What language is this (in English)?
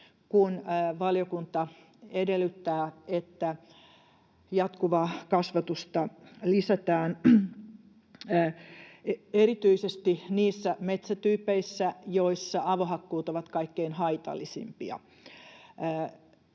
Finnish